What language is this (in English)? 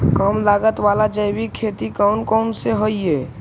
Magahi